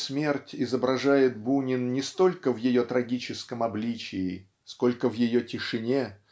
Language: Russian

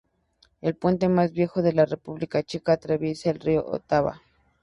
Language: Spanish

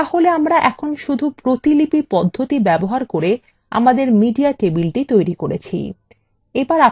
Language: Bangla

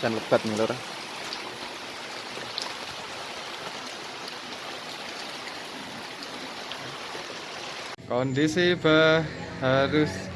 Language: Indonesian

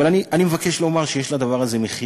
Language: Hebrew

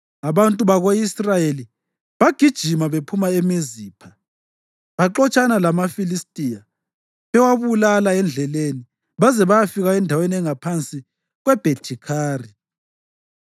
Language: North Ndebele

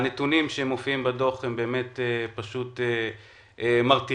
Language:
Hebrew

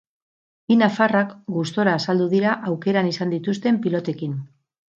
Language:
Basque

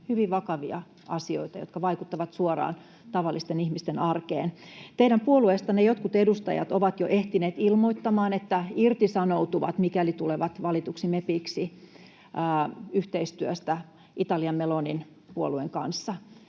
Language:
Finnish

